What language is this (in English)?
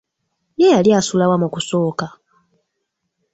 Ganda